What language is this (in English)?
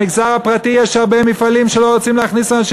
Hebrew